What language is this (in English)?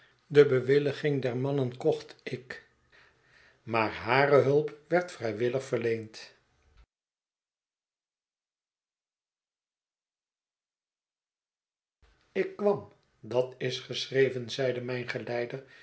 Dutch